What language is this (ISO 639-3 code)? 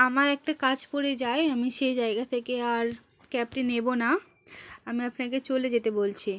ben